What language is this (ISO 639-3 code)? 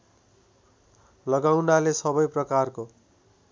nep